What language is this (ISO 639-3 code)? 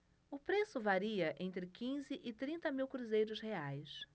por